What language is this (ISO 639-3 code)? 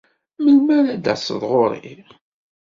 kab